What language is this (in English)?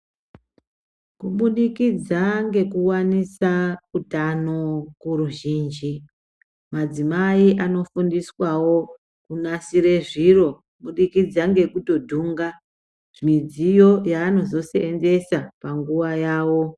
Ndau